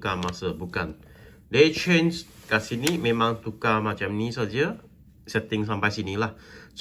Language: Malay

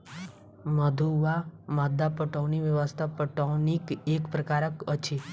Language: Maithili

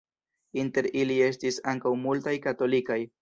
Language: Esperanto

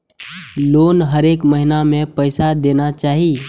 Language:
Maithili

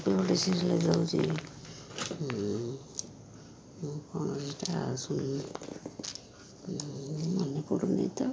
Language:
Odia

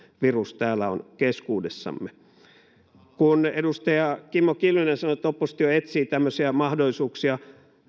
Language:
Finnish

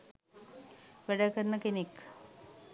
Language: Sinhala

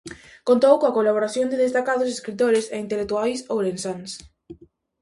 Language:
Galician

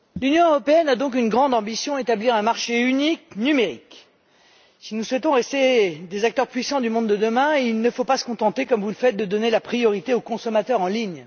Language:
French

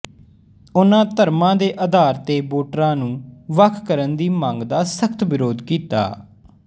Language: Punjabi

